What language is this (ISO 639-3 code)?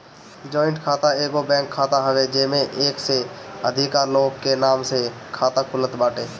bho